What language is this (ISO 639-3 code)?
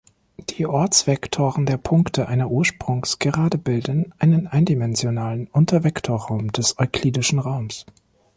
deu